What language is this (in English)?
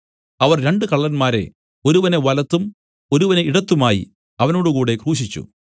Malayalam